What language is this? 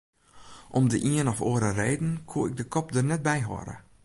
Western Frisian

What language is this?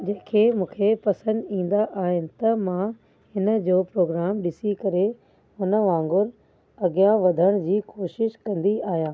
Sindhi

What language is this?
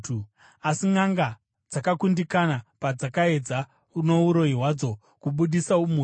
Shona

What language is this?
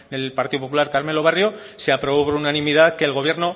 Spanish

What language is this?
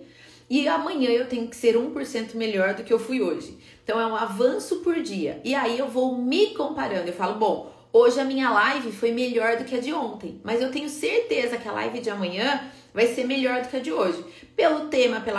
Portuguese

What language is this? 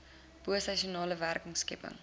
Afrikaans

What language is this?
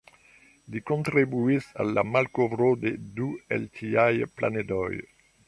Esperanto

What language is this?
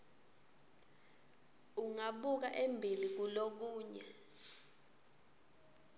Swati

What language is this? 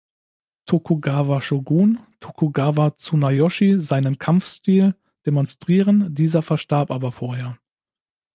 German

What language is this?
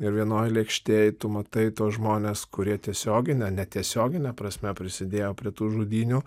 Lithuanian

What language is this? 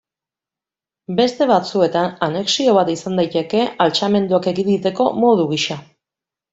Basque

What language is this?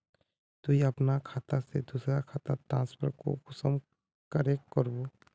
Magahi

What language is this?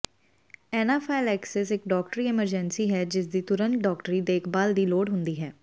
Punjabi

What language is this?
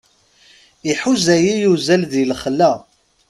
Kabyle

